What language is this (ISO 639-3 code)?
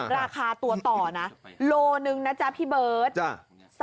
tha